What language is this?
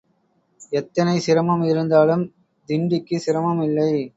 Tamil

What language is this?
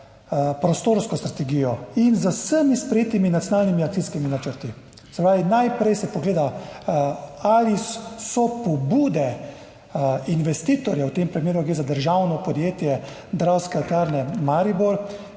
Slovenian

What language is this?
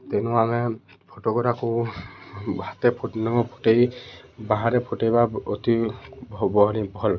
Odia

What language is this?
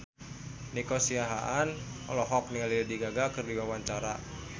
Sundanese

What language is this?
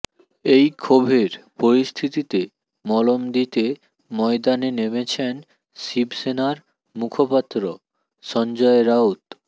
Bangla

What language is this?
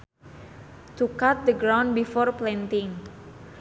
Sundanese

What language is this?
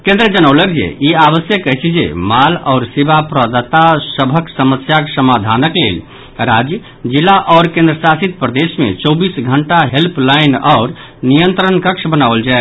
Maithili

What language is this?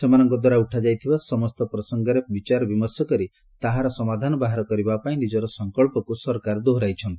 Odia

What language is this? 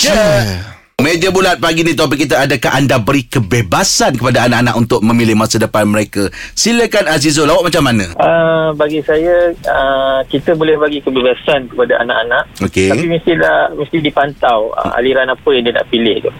Malay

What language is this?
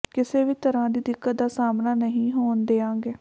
Punjabi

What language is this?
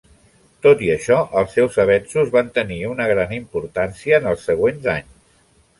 Catalan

